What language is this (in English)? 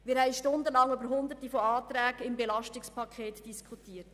Swiss German